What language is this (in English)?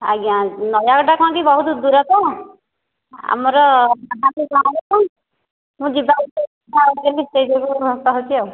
Odia